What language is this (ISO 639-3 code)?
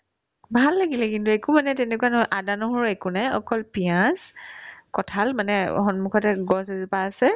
asm